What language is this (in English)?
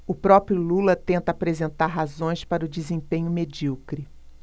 Portuguese